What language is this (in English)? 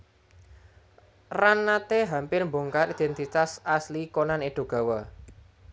Javanese